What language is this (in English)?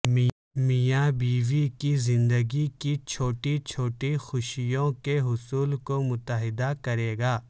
Urdu